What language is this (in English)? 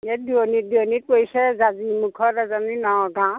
Assamese